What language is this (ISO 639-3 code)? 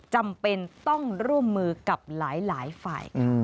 tha